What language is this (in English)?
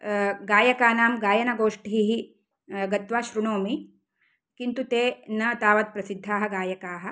Sanskrit